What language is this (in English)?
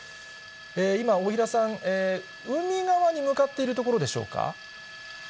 Japanese